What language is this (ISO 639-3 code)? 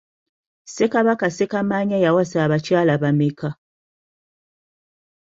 lug